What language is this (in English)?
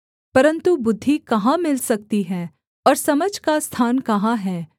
Hindi